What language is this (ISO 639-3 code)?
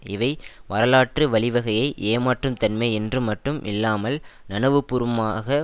tam